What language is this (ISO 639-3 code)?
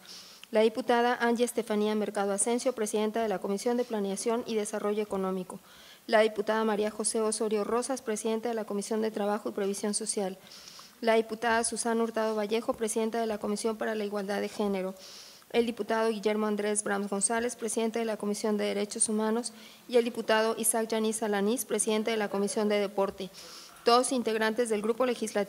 spa